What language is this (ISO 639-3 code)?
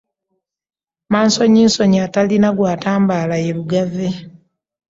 lug